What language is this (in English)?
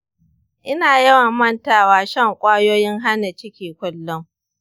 Hausa